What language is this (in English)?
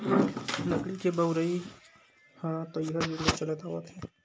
Chhattisgarhi